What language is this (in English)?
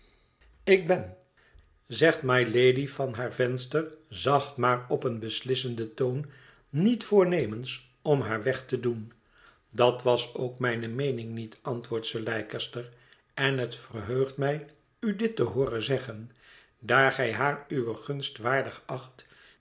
Dutch